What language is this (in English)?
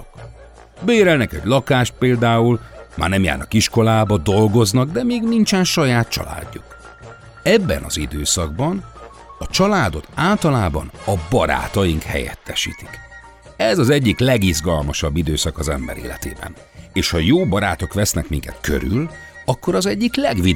Hungarian